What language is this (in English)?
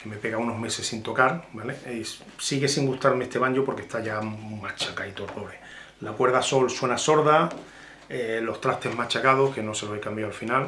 Spanish